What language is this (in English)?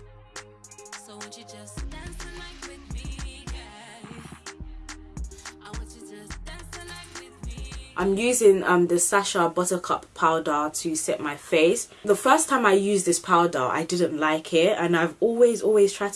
English